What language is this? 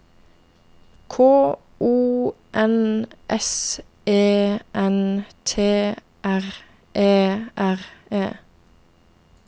Norwegian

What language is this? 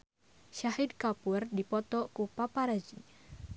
Sundanese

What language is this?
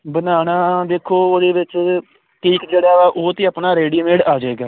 Punjabi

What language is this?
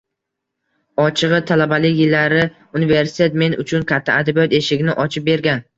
Uzbek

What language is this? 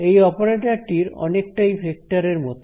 Bangla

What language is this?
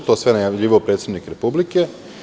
Serbian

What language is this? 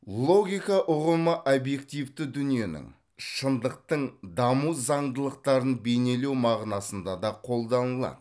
Kazakh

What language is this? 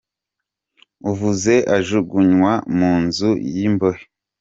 Kinyarwanda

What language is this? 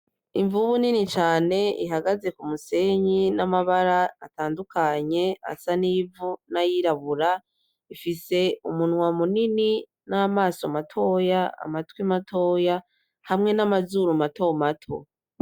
Rundi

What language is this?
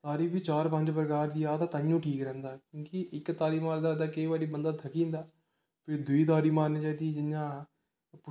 Dogri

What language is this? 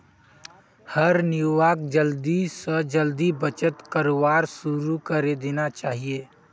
Magahi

